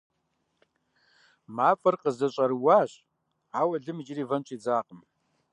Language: Kabardian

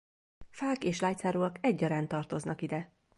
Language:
Hungarian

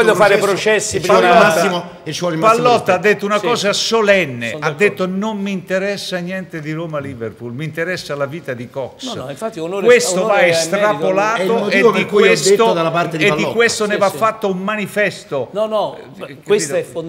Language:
Italian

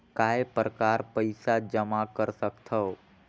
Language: Chhattisgarhi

